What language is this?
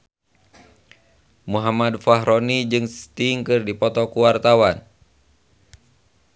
Sundanese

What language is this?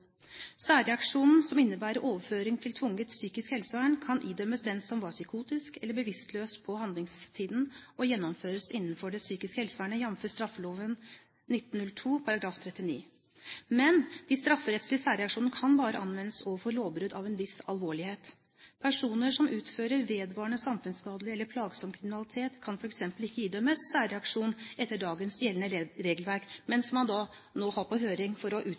Norwegian Bokmål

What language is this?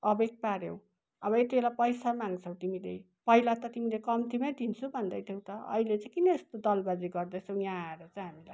Nepali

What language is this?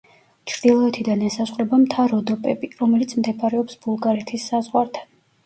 Georgian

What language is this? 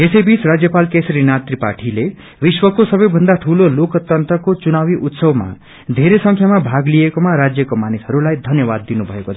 Nepali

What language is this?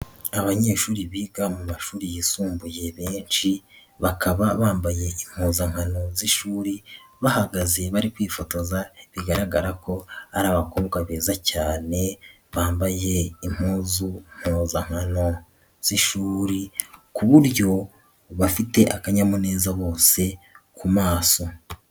Kinyarwanda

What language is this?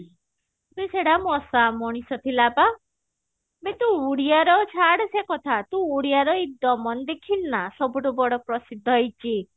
Odia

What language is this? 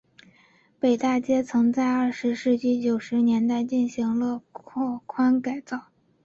Chinese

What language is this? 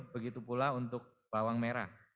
Indonesian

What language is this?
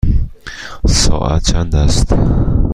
Persian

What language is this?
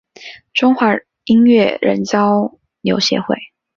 Chinese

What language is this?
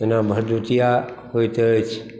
Maithili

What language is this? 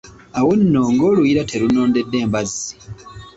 Ganda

